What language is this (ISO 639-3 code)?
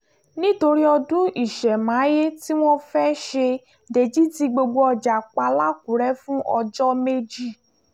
yor